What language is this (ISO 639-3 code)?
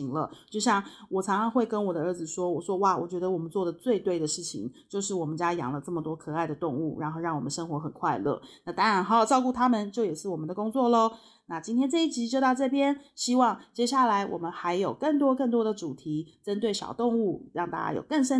zho